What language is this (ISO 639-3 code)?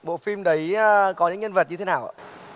vie